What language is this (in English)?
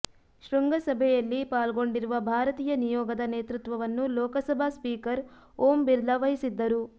Kannada